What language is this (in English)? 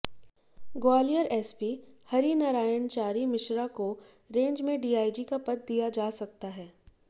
Hindi